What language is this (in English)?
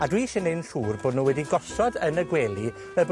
Welsh